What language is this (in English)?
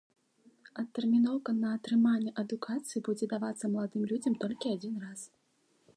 Belarusian